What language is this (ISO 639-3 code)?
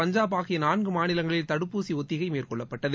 tam